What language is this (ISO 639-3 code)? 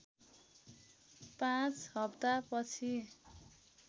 nep